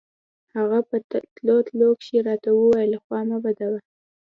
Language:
Pashto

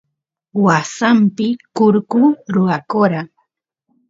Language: Santiago del Estero Quichua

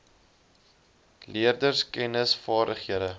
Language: Afrikaans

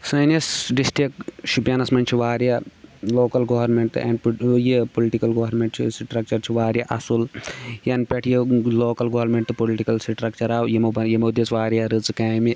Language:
Kashmiri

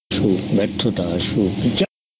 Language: Bangla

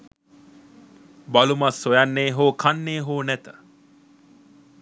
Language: Sinhala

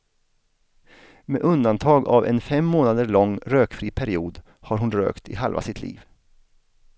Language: Swedish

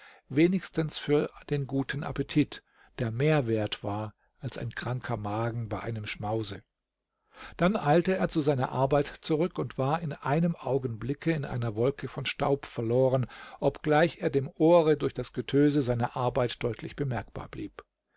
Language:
German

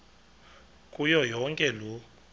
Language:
Xhosa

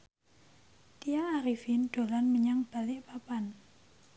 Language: Javanese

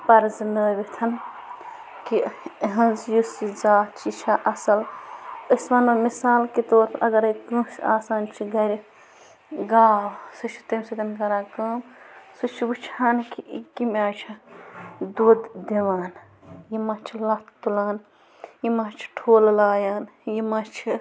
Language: Kashmiri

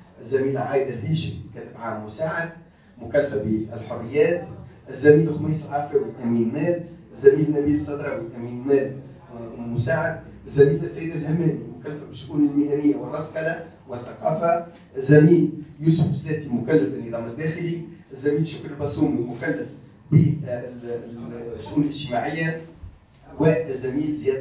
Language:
Arabic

